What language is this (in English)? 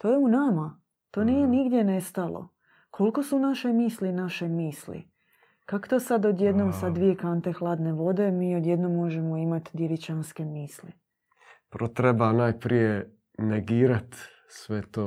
Croatian